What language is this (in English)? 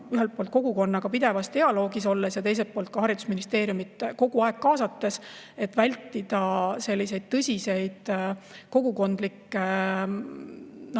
Estonian